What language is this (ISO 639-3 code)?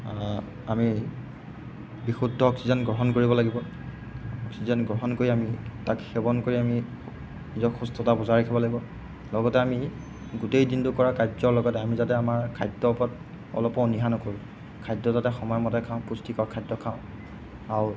asm